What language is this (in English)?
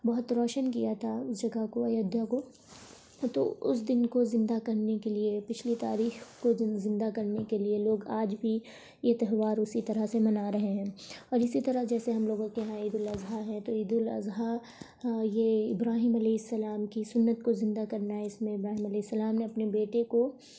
Urdu